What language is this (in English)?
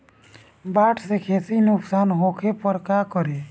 Bhojpuri